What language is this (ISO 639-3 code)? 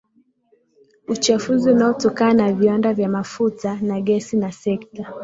swa